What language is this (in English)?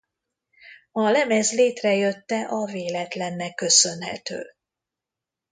Hungarian